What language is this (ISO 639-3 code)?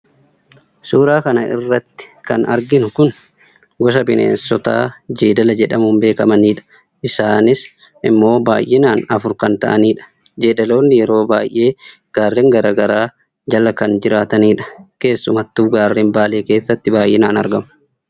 orm